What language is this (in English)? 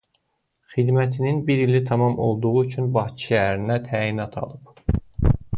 Azerbaijani